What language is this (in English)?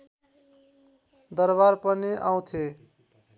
Nepali